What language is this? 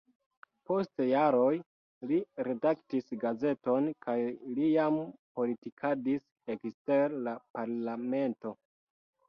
Esperanto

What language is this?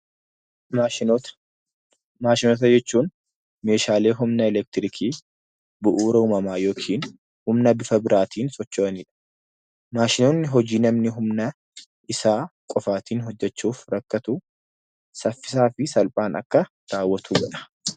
Oromo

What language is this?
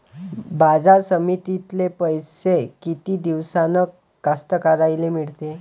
Marathi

